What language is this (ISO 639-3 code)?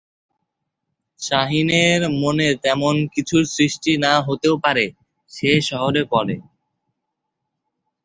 ben